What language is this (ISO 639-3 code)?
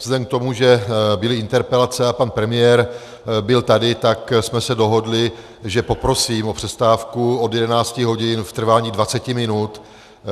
ces